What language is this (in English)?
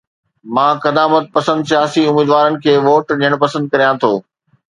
Sindhi